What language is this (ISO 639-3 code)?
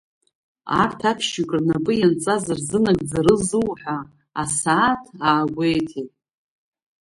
abk